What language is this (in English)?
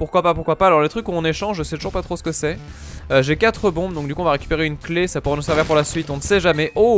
French